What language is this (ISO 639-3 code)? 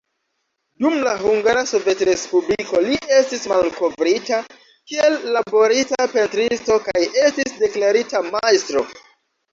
epo